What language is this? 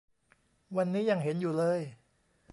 Thai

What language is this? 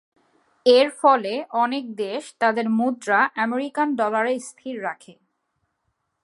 Bangla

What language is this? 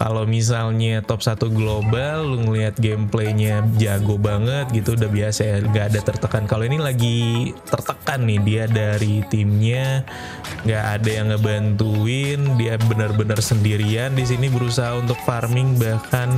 Indonesian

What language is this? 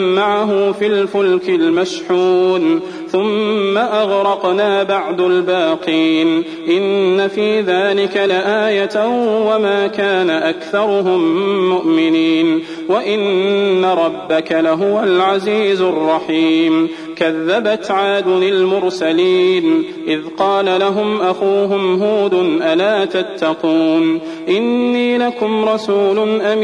Arabic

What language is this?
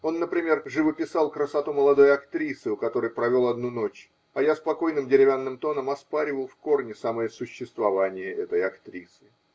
Russian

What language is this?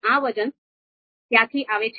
Gujarati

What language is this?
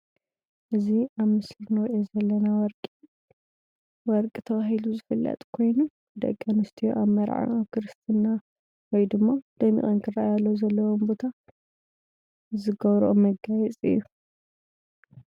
Tigrinya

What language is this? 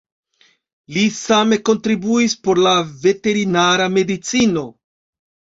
Esperanto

